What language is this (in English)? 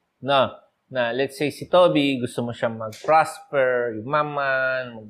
Filipino